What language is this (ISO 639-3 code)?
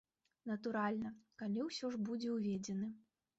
bel